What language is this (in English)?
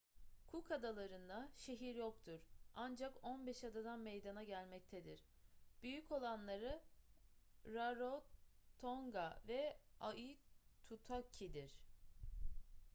Turkish